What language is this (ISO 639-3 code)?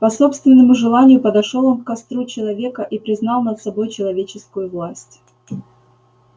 rus